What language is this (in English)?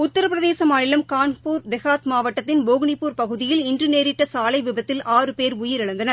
Tamil